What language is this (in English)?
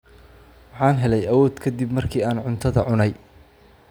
Somali